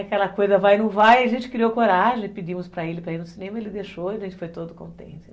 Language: Portuguese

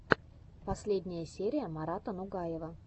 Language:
Russian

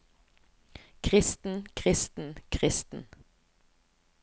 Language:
Norwegian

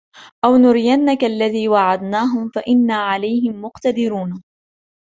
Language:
Arabic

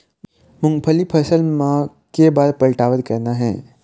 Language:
Chhattisgarhi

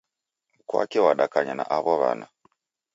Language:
Taita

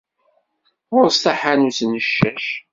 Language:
Kabyle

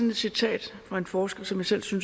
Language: Danish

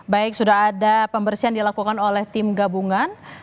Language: Indonesian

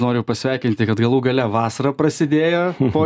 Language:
Lithuanian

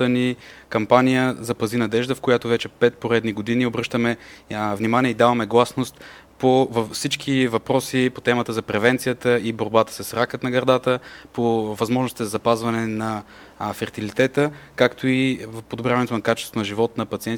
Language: Bulgarian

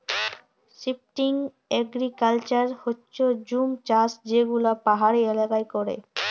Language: Bangla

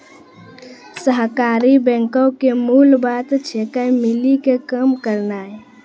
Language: Maithili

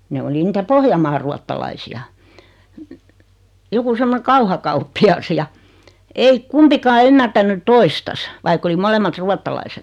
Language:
Finnish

